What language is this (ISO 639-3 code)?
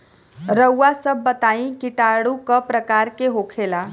bho